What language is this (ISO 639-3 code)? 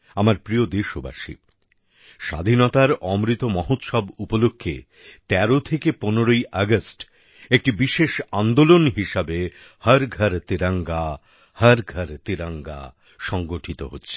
ben